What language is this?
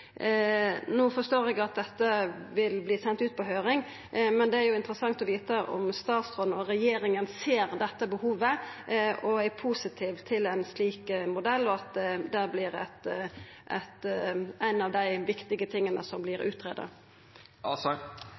Norwegian Nynorsk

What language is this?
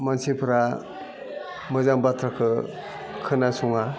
Bodo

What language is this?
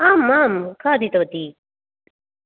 Sanskrit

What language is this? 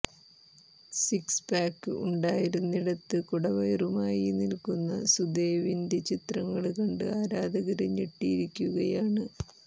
Malayalam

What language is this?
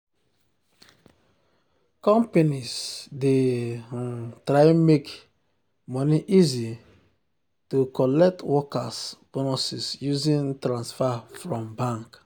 Nigerian Pidgin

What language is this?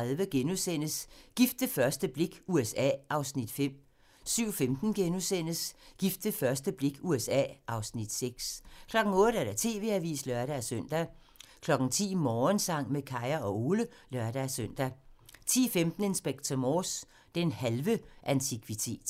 Danish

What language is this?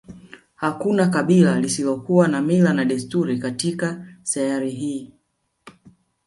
Swahili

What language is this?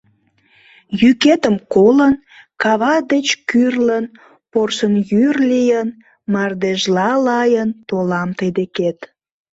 Mari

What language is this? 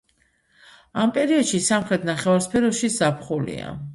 Georgian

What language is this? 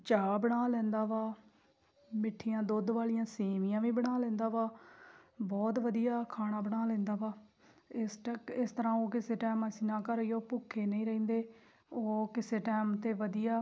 Punjabi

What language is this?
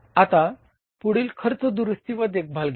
Marathi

